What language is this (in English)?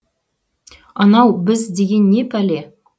Kazakh